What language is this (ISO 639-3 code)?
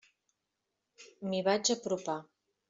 cat